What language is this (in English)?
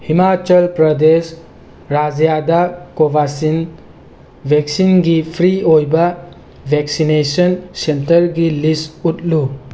Manipuri